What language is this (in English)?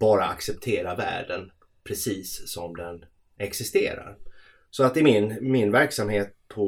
Swedish